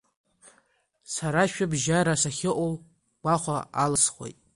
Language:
Abkhazian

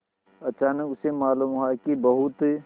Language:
Hindi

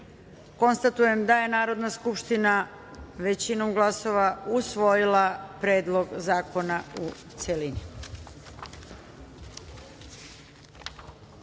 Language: Serbian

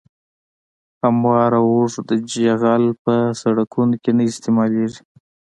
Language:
Pashto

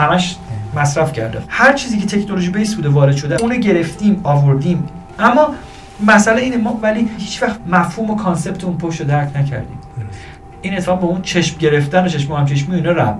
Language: Persian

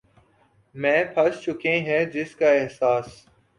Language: Urdu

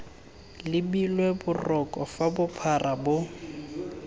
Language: Tswana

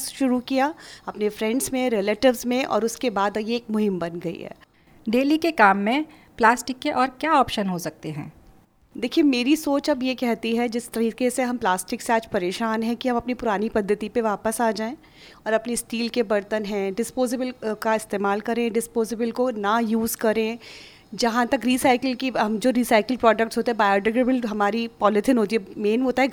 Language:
Hindi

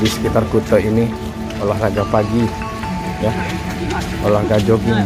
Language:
Indonesian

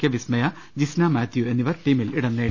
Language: Malayalam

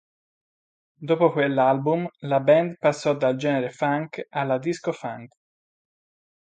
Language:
Italian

